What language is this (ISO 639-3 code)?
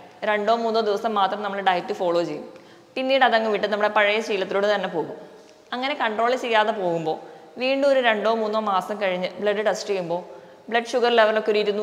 mal